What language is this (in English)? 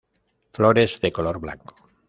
Spanish